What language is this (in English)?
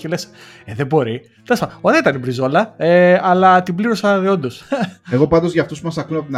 Greek